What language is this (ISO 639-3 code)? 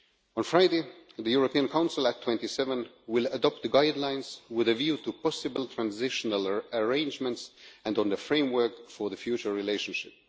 eng